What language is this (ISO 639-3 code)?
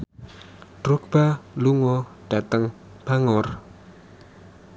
jav